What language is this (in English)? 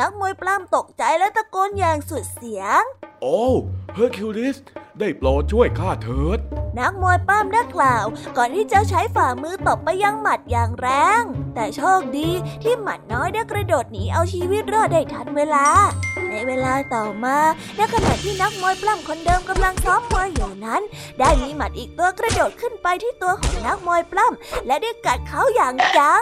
Thai